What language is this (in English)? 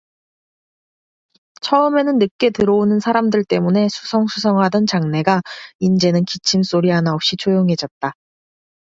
Korean